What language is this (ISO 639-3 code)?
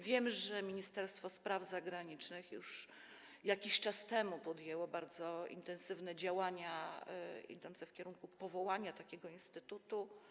pol